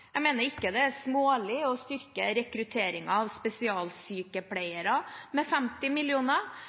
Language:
Norwegian Bokmål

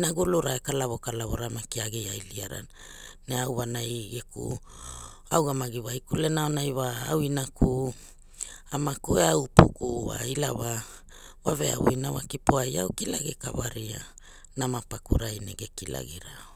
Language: Hula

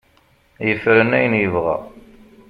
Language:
Kabyle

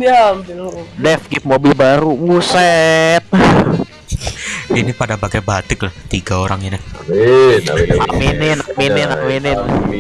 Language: Indonesian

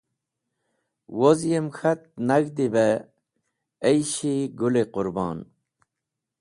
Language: Wakhi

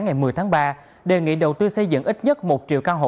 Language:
Vietnamese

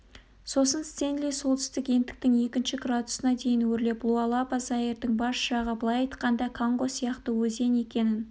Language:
Kazakh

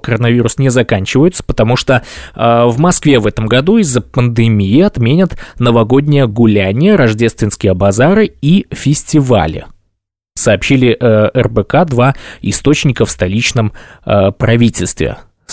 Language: Russian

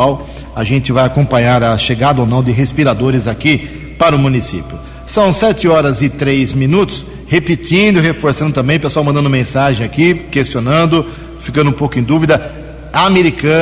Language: Portuguese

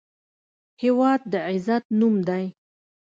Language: Pashto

